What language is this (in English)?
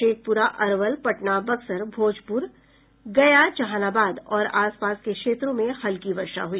Hindi